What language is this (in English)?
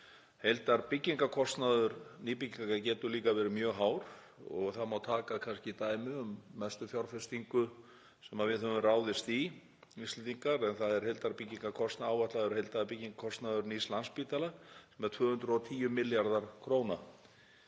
Icelandic